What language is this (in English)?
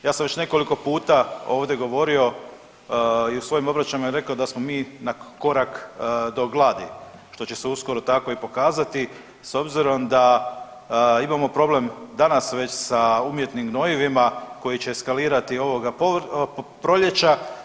Croatian